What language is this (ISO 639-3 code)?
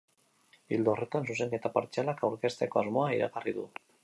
eus